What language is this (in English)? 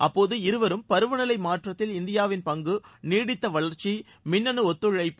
Tamil